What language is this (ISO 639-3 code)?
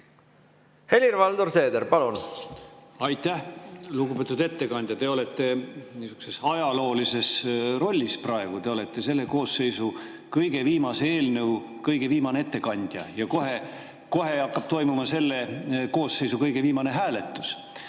est